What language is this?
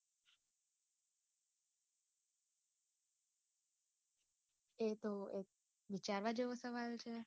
Gujarati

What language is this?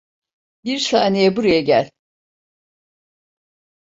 Turkish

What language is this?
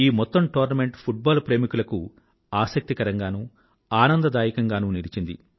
Telugu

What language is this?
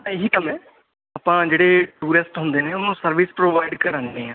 Punjabi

